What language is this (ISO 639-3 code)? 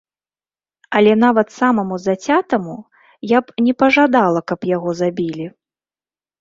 bel